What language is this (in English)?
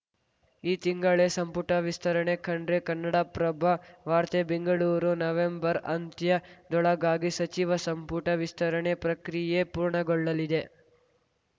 Kannada